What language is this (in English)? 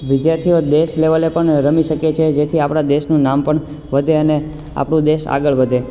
Gujarati